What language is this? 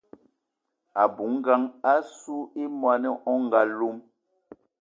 Eton (Cameroon)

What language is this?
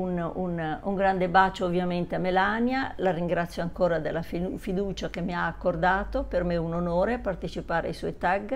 Italian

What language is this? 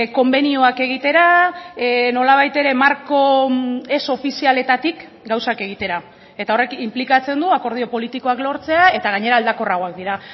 Basque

